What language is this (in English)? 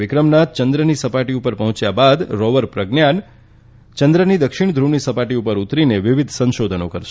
Gujarati